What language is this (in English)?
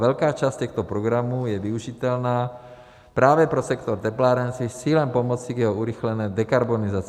Czech